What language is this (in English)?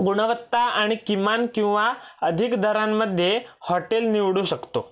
Marathi